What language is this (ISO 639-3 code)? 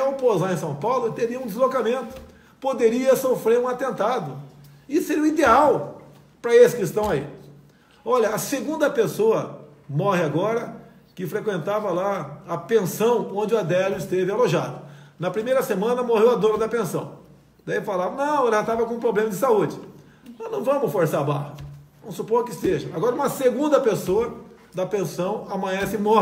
por